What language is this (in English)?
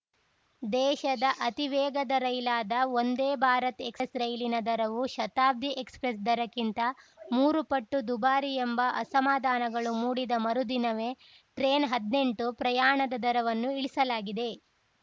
Kannada